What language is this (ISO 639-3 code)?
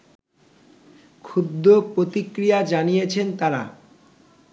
ben